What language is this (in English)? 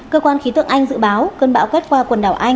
Vietnamese